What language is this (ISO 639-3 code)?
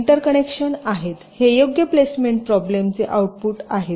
mar